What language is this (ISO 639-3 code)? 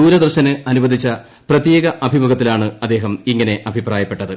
mal